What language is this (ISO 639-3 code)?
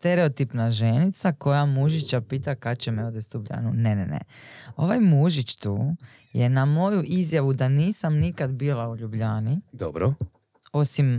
hrv